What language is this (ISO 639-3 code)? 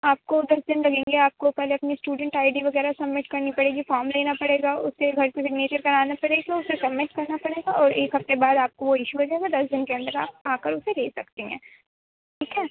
urd